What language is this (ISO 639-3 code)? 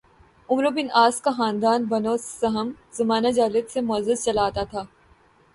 urd